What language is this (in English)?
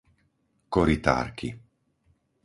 Slovak